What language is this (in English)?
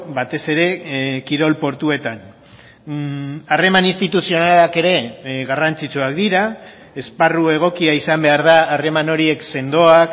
Basque